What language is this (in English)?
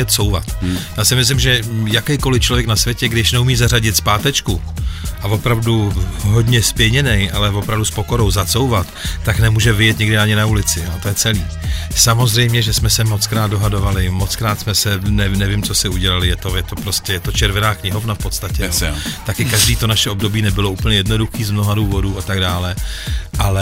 Czech